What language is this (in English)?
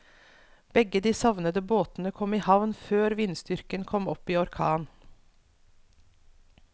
Norwegian